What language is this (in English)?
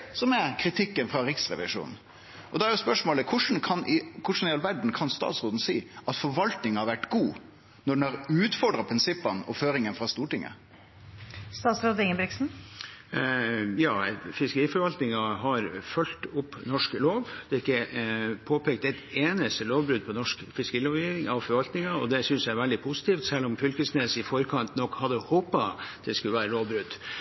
Norwegian